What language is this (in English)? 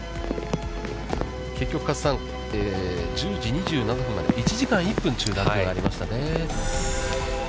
Japanese